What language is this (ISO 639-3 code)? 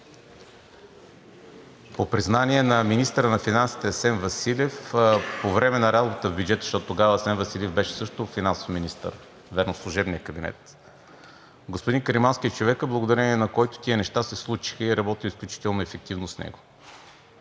bul